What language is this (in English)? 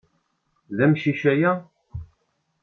Kabyle